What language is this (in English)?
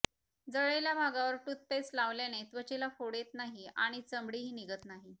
Marathi